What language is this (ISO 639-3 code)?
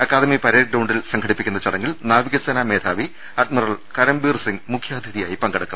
mal